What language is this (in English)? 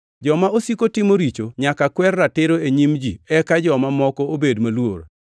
Luo (Kenya and Tanzania)